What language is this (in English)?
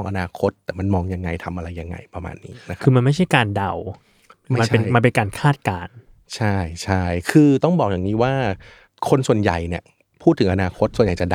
Thai